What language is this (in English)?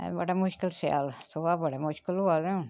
Dogri